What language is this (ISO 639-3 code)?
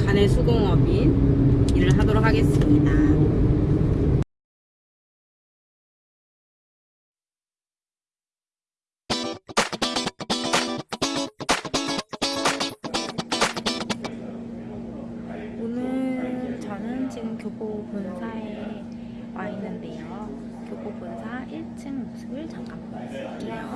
kor